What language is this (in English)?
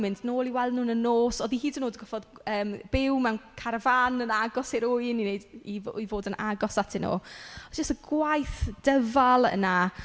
Welsh